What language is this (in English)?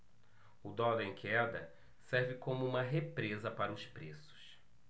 Portuguese